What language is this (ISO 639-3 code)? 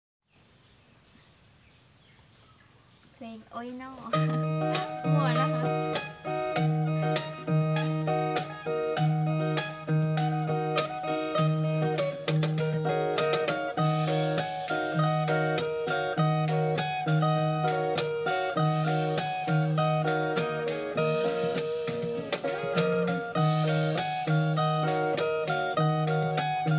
pol